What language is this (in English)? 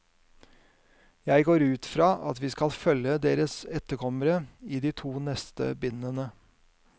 Norwegian